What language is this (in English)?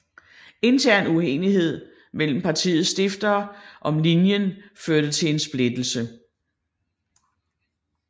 Danish